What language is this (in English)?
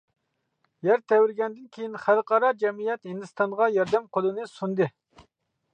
Uyghur